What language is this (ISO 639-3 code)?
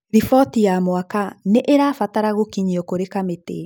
kik